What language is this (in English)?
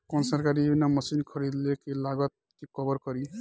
Bhojpuri